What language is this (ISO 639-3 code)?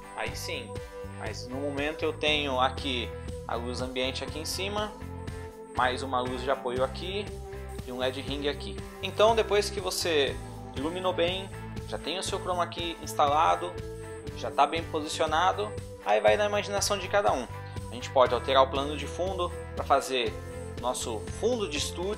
por